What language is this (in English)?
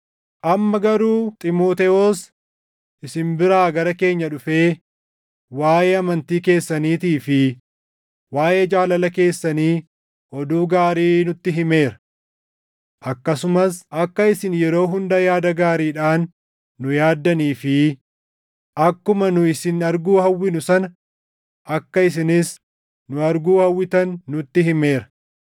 Oromo